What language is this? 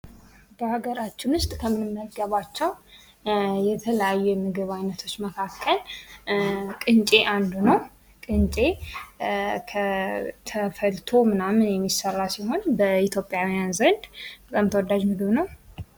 Amharic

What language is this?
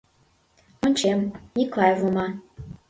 Mari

